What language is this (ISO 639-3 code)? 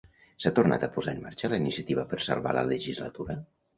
cat